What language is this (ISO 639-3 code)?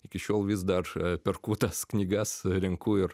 lit